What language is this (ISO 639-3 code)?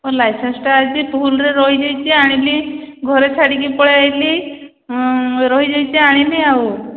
ori